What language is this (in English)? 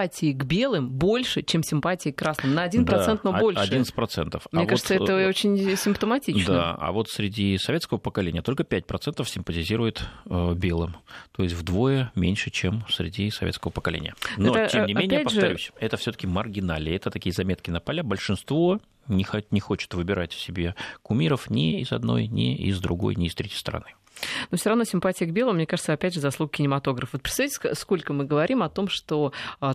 Russian